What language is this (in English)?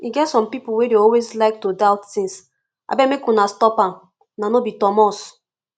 Nigerian Pidgin